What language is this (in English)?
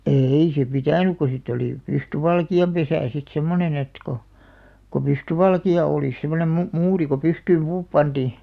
Finnish